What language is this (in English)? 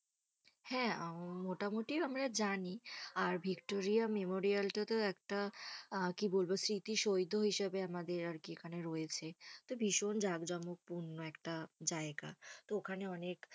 Bangla